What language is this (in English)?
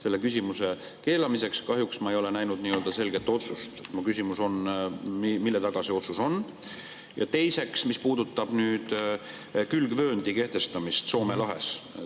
Estonian